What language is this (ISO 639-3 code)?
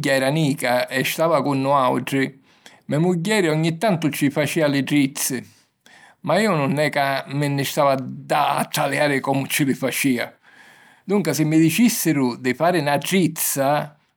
scn